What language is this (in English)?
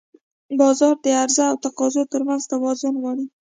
Pashto